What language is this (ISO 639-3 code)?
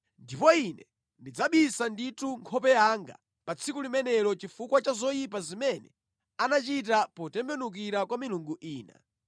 nya